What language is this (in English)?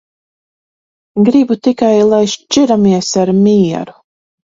Latvian